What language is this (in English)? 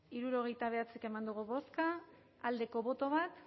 Basque